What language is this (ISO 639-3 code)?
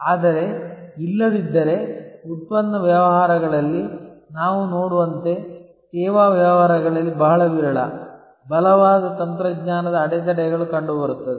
kan